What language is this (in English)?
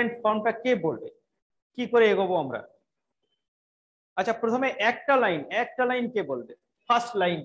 Hindi